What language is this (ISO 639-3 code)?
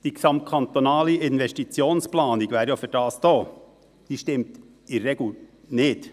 gsw